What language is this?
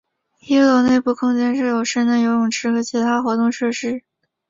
Chinese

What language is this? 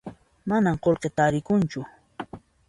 Puno Quechua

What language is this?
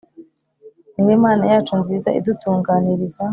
Kinyarwanda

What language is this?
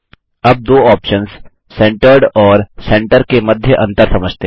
Hindi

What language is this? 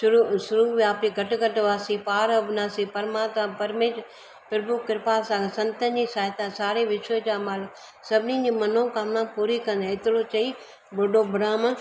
Sindhi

